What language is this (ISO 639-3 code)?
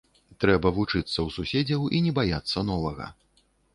bel